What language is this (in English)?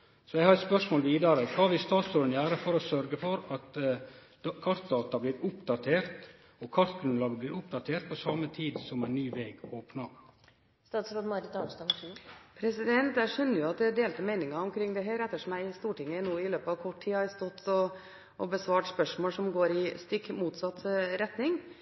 Norwegian